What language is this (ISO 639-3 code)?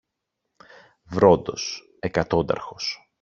ell